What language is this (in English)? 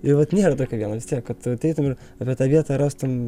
Lithuanian